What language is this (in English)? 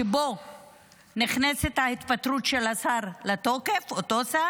Hebrew